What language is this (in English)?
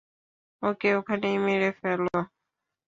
Bangla